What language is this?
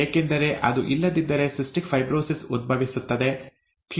Kannada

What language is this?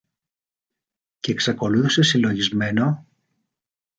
Greek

